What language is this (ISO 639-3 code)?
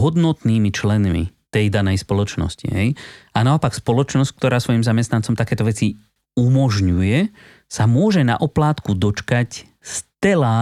slk